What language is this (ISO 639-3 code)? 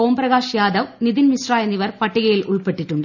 mal